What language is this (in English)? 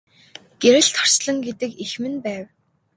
Mongolian